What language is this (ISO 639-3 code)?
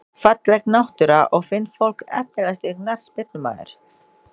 isl